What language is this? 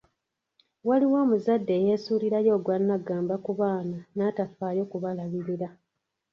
Ganda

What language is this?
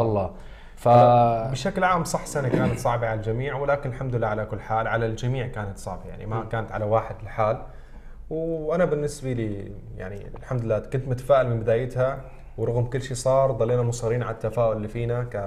Arabic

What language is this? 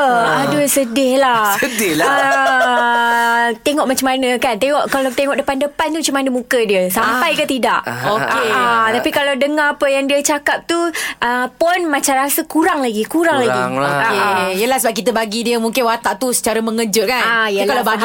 Malay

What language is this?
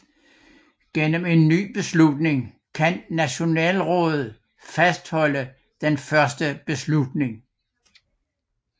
Danish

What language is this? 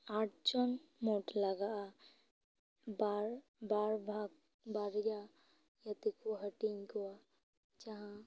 Santali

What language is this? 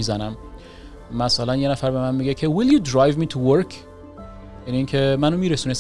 Persian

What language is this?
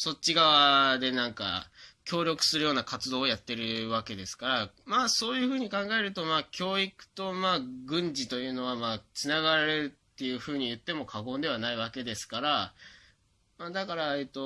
Japanese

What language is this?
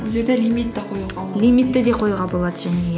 Kazakh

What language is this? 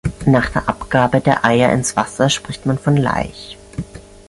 German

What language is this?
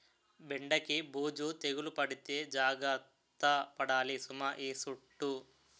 Telugu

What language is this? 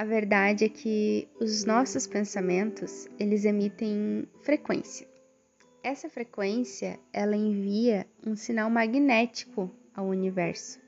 Portuguese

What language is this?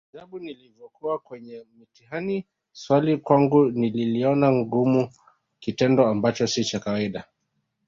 Swahili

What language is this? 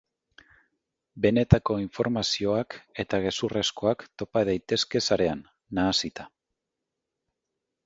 Basque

